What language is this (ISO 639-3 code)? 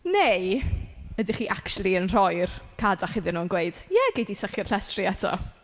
cym